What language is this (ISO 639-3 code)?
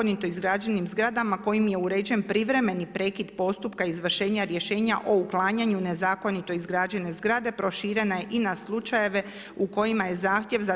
hrv